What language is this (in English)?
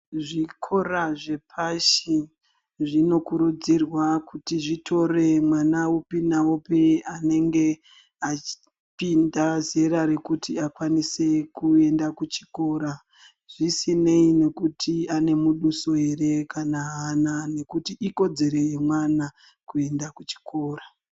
Ndau